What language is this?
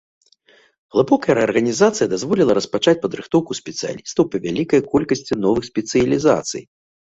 Belarusian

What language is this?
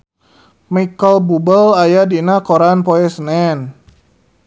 Sundanese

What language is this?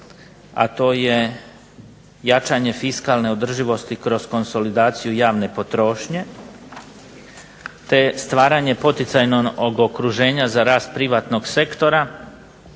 Croatian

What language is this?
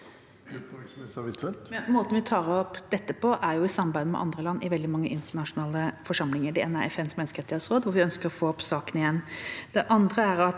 Norwegian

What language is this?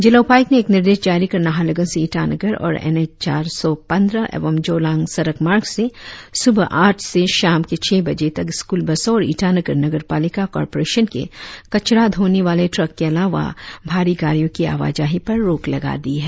Hindi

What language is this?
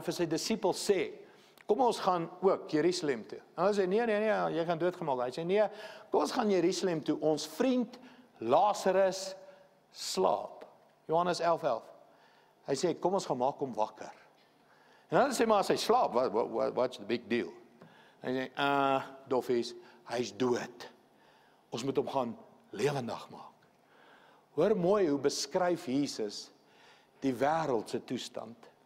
Dutch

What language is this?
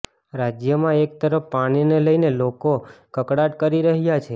Gujarati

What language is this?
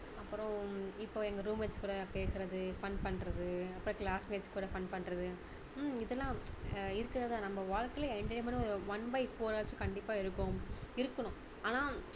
Tamil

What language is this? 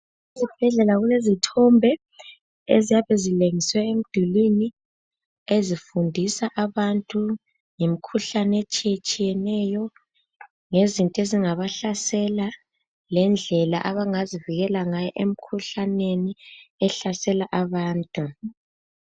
North Ndebele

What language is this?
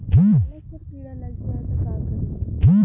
Bhojpuri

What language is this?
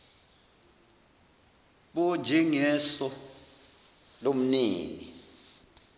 Zulu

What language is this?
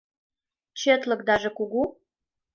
Mari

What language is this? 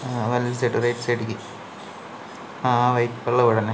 Malayalam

